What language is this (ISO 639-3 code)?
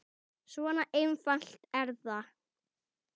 isl